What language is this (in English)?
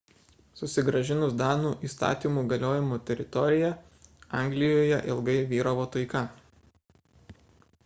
Lithuanian